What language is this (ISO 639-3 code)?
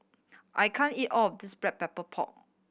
eng